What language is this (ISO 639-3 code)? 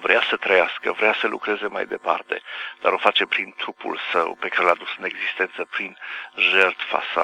ron